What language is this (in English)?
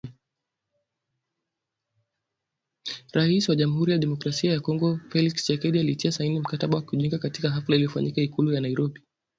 Swahili